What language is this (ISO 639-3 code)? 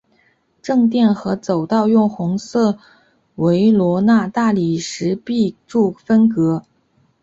zho